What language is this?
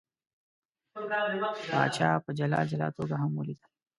Pashto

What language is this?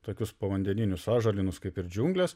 Lithuanian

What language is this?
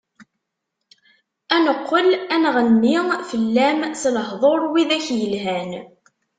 Kabyle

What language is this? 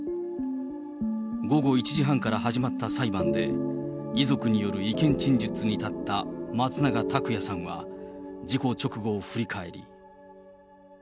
Japanese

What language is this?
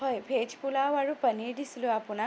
Assamese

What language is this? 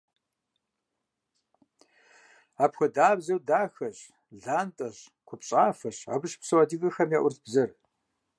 Kabardian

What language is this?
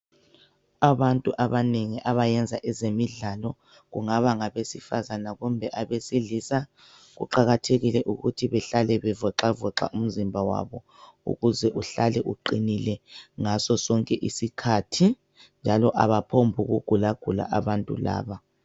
North Ndebele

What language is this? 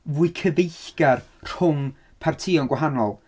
Welsh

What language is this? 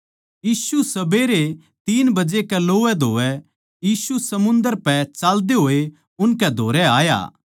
Haryanvi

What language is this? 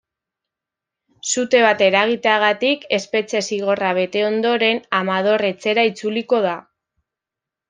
Basque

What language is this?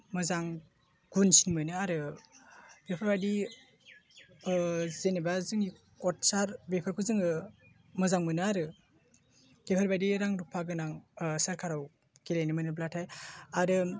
Bodo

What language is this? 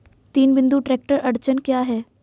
Hindi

